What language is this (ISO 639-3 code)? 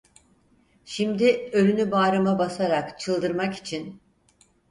tur